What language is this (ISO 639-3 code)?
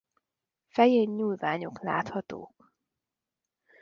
hun